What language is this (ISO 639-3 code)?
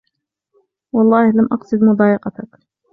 ara